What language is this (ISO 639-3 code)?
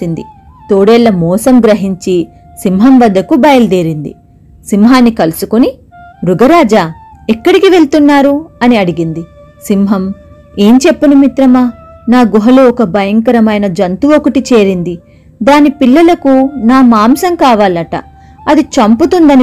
tel